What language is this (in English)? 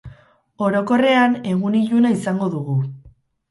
Basque